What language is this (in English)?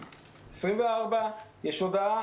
Hebrew